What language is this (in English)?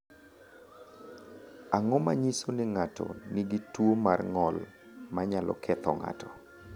Luo (Kenya and Tanzania)